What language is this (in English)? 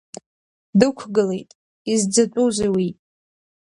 Abkhazian